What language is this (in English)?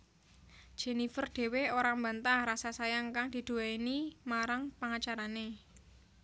Javanese